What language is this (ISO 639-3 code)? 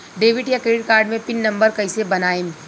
bho